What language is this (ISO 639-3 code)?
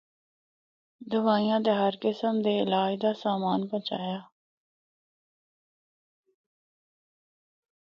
hno